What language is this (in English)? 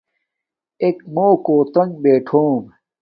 Domaaki